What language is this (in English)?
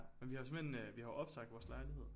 Danish